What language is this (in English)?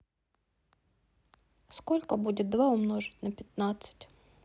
Russian